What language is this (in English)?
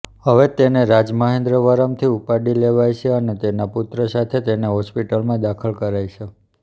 Gujarati